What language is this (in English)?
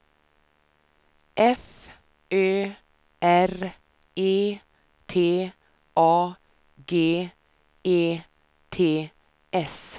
Swedish